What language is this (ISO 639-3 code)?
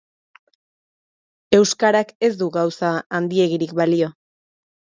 eus